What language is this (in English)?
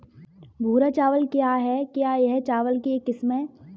Hindi